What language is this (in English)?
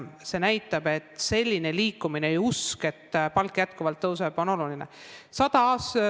Estonian